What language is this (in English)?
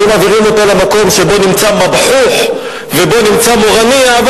Hebrew